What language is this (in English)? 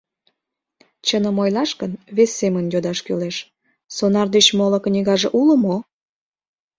Mari